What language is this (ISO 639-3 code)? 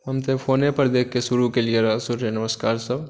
mai